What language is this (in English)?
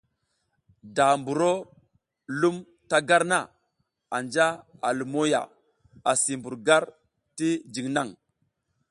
South Giziga